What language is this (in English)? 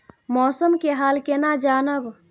Maithili